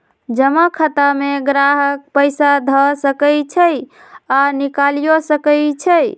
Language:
Magahi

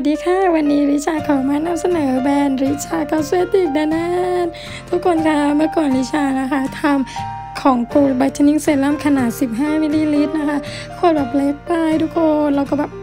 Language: Thai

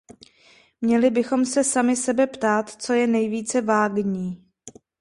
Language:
Czech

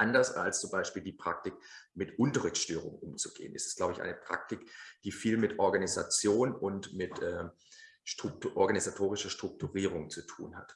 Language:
German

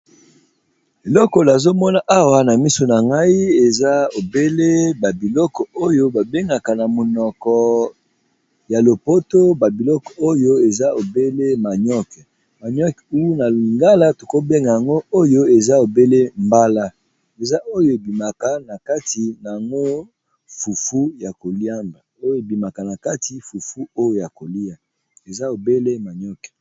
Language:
Lingala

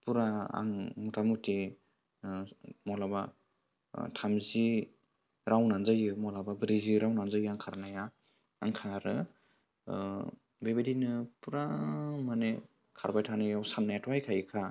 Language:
Bodo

